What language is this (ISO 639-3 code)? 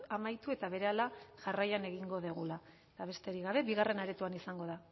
eus